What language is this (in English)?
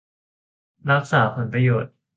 Thai